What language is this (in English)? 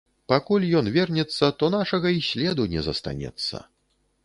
Belarusian